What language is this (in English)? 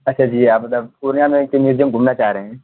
Urdu